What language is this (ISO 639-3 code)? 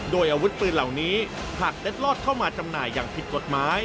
tha